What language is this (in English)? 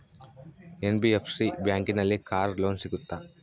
Kannada